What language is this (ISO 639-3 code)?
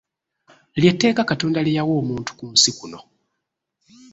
lug